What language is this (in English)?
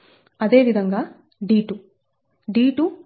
Telugu